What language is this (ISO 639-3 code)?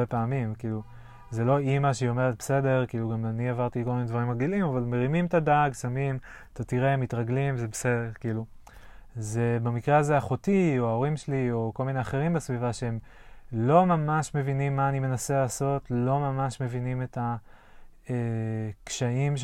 heb